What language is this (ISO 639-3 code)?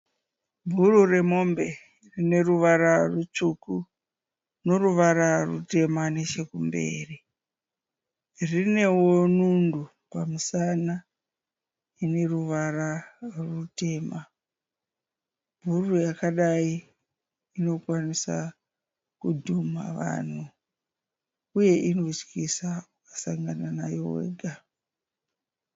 sna